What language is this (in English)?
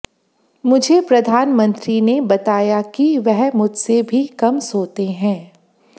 Hindi